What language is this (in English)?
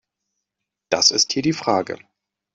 German